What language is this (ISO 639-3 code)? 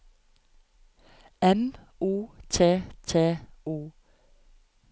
nor